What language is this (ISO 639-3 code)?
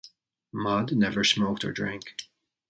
eng